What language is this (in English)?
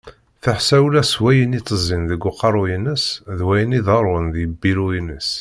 Kabyle